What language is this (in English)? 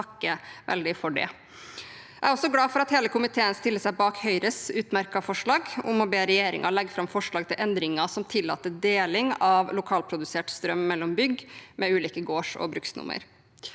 Norwegian